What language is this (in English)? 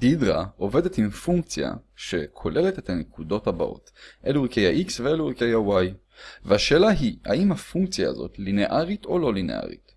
Hebrew